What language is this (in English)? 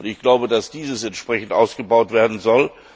German